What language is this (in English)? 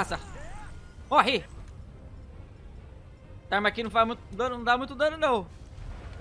Portuguese